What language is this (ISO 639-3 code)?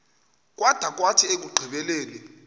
xho